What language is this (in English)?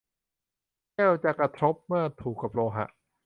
Thai